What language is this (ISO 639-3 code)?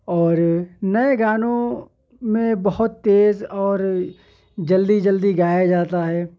urd